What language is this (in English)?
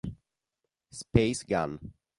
Italian